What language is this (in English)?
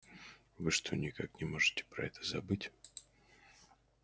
Russian